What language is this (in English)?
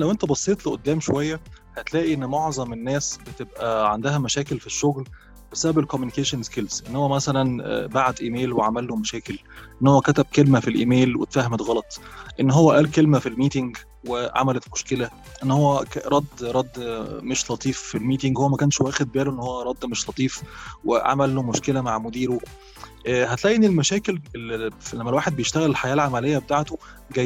Arabic